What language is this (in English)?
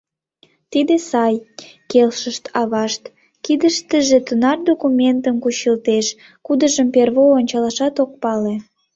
Mari